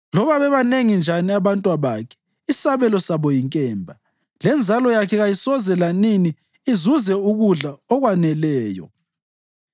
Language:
North Ndebele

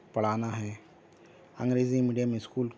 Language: Urdu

